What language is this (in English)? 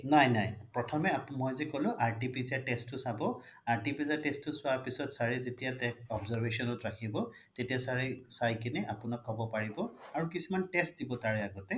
Assamese